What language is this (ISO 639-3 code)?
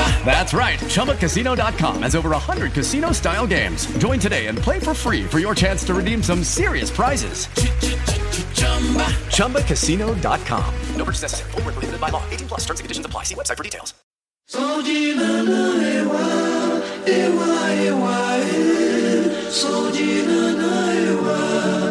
tur